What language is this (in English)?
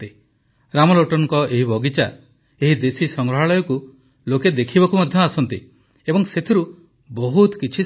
Odia